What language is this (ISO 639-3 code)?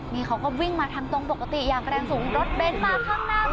tha